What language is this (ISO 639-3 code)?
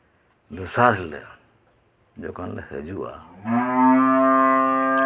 sat